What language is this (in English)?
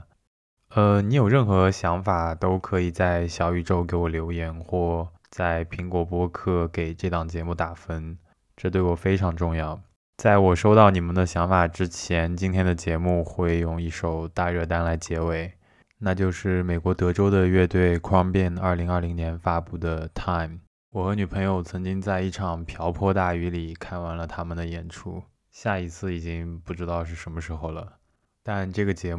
Chinese